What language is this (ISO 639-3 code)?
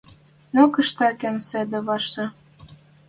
mrj